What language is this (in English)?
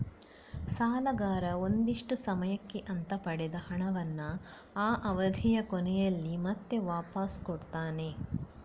Kannada